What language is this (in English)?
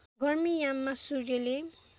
Nepali